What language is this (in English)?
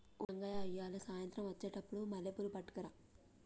Telugu